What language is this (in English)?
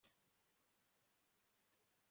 Kinyarwanda